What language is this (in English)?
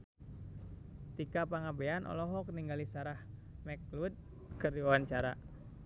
Sundanese